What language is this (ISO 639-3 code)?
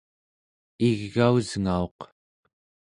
esu